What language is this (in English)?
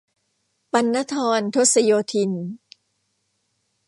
Thai